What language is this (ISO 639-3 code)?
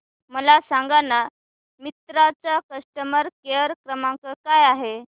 mar